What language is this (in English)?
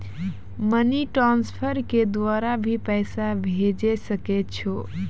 Maithili